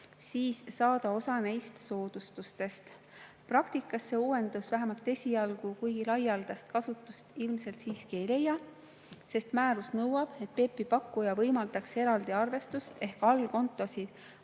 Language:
Estonian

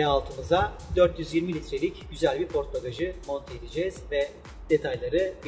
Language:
Turkish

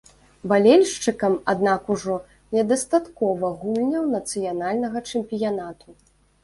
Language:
Belarusian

